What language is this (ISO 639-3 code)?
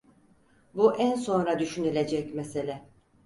tur